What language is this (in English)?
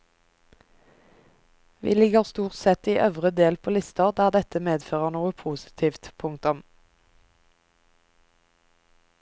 Norwegian